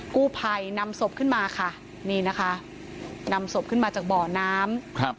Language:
Thai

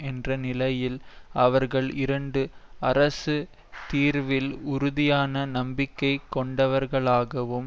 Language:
Tamil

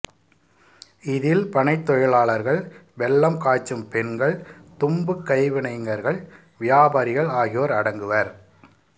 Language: Tamil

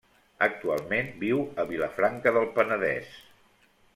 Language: Catalan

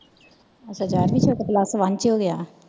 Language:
Punjabi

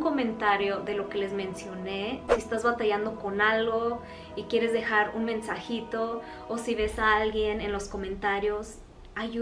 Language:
Spanish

